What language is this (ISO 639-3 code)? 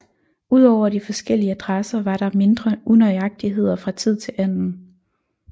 dan